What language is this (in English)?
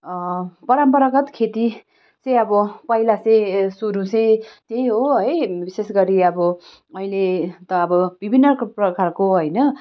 Nepali